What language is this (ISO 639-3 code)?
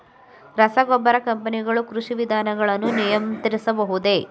kan